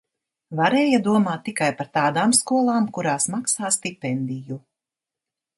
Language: Latvian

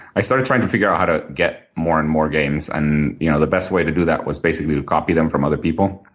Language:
English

